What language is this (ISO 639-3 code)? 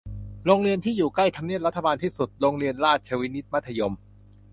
tha